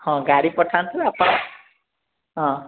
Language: Odia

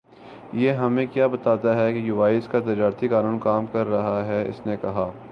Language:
Urdu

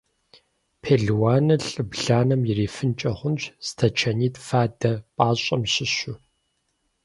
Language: Kabardian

